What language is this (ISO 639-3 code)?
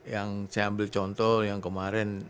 ind